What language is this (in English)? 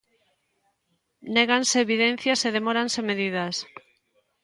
Galician